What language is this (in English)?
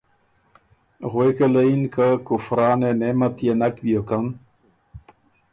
Ormuri